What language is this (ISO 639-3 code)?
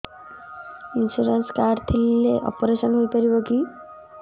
ori